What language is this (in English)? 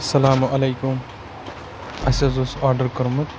Kashmiri